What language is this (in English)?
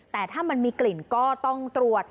Thai